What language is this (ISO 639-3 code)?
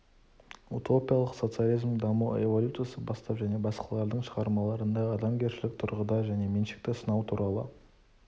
kaz